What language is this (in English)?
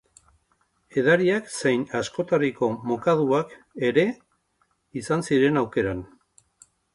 Basque